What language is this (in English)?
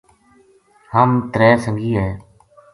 Gujari